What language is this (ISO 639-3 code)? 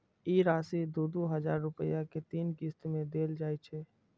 mai